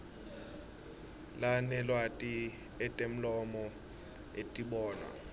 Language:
Swati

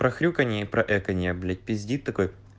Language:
Russian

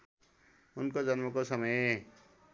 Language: Nepali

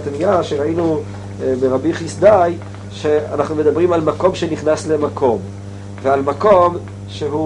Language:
Hebrew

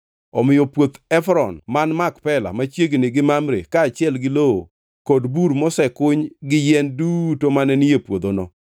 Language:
Luo (Kenya and Tanzania)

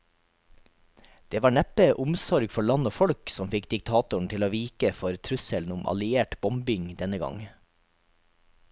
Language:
Norwegian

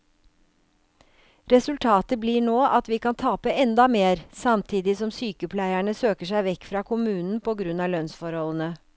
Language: Norwegian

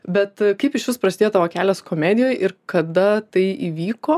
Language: Lithuanian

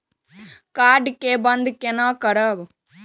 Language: Maithili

